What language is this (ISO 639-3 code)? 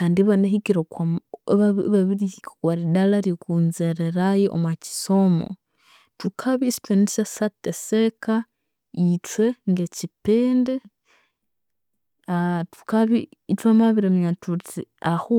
koo